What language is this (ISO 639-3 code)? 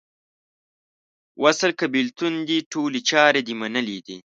pus